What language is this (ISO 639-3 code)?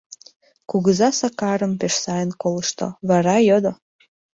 chm